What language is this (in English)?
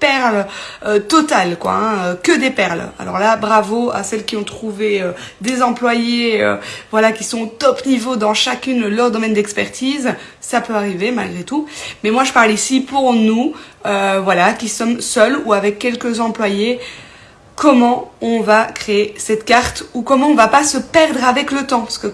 French